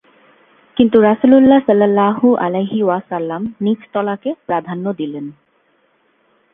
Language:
Bangla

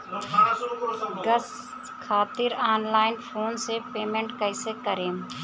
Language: Bhojpuri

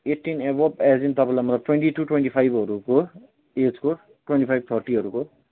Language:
Nepali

